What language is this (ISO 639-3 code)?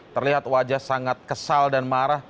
ind